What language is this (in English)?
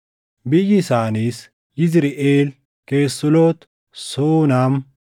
Oromo